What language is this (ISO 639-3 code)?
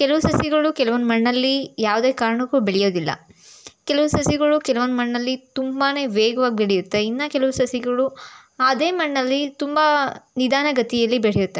kan